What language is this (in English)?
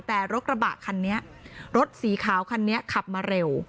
Thai